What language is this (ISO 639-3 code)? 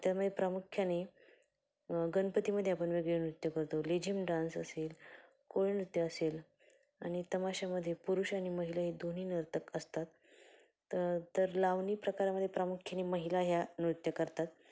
mar